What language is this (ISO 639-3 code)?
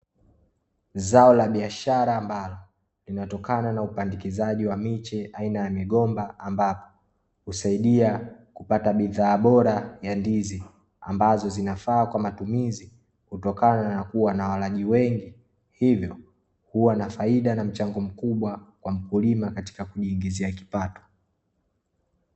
swa